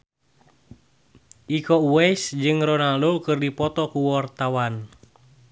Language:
Sundanese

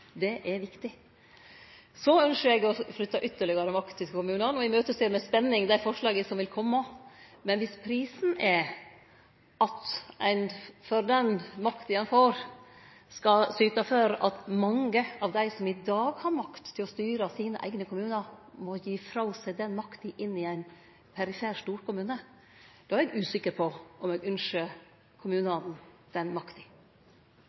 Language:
Norwegian Nynorsk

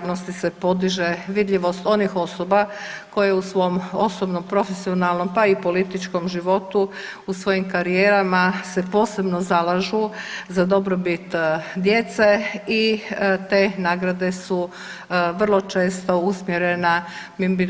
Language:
Croatian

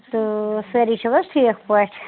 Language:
Kashmiri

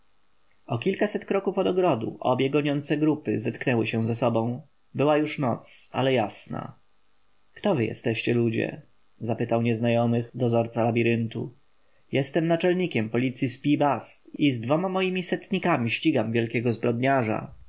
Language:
Polish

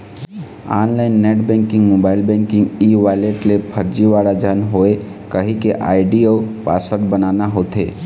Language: Chhattisgarhi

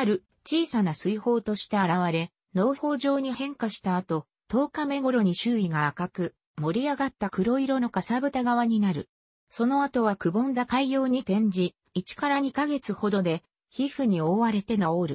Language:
Japanese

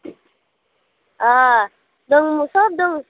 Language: Bodo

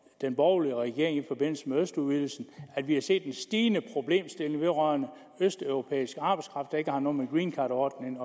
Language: Danish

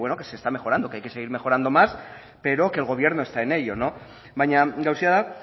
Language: Spanish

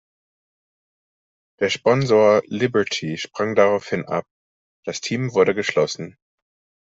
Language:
German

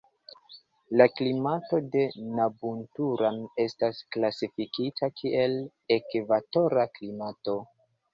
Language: Esperanto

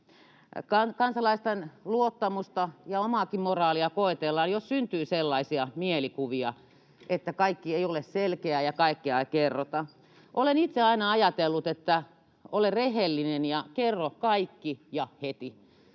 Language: Finnish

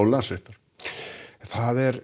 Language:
Icelandic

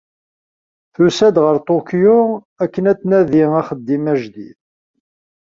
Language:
Kabyle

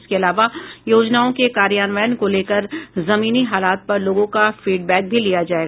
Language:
Hindi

